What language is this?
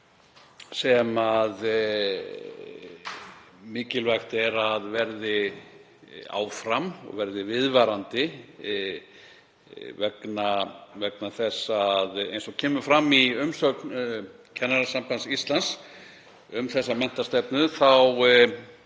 Icelandic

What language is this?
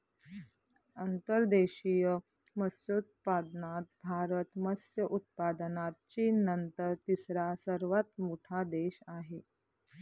Marathi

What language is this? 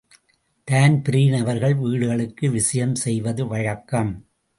Tamil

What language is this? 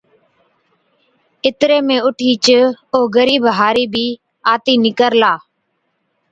Od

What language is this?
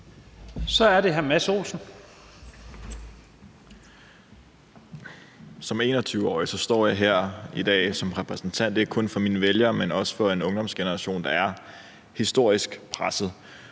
Danish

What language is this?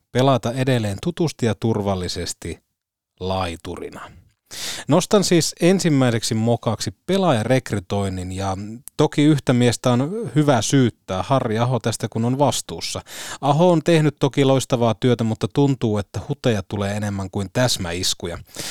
Finnish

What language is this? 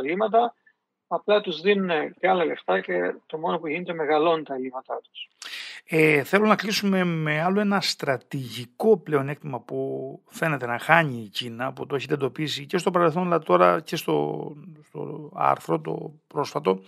Greek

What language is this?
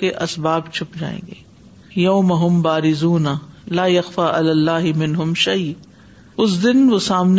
Urdu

